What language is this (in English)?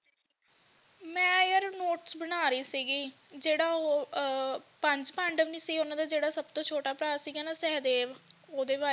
Punjabi